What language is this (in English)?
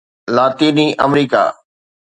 Sindhi